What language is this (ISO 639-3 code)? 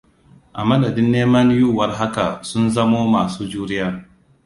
hau